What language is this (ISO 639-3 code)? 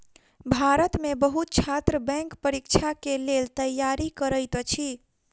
mai